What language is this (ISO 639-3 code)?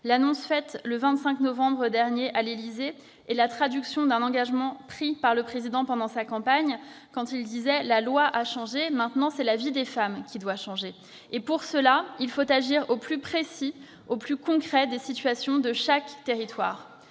fra